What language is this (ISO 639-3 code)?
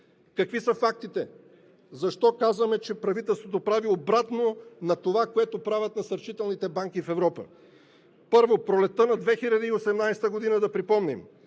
bul